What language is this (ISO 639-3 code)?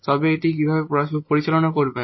ben